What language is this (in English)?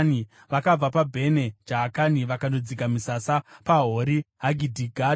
Shona